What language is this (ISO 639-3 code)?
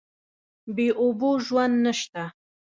pus